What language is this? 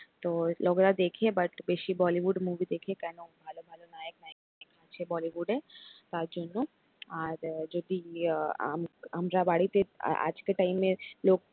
Bangla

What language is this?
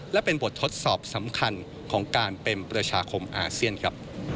Thai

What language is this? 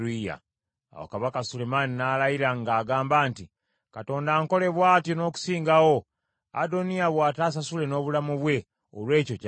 Ganda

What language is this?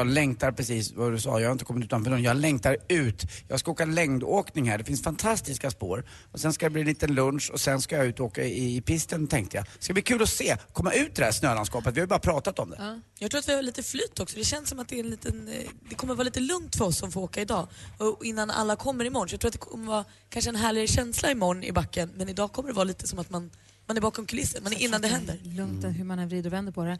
Swedish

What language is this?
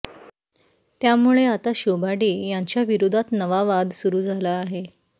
Marathi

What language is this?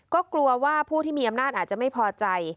Thai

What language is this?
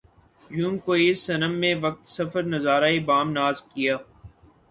Urdu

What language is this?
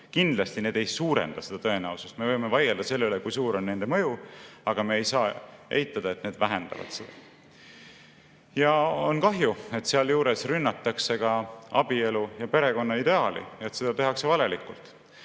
Estonian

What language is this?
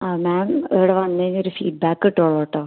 Malayalam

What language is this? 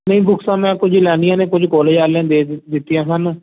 Punjabi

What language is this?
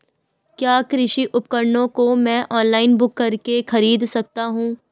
Hindi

